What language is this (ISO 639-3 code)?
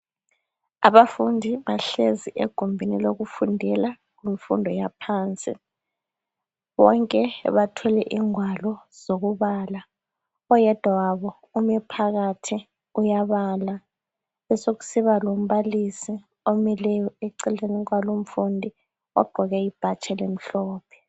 nde